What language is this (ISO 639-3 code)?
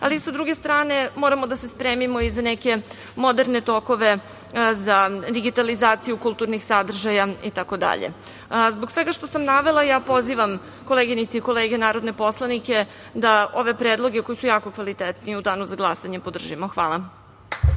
srp